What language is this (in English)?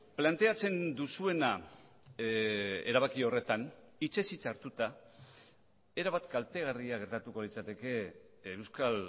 Basque